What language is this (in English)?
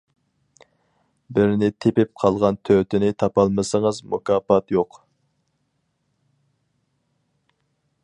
Uyghur